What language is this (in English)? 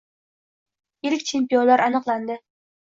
Uzbek